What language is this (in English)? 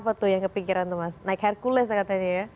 Indonesian